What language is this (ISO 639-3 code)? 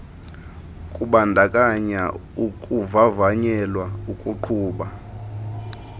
xho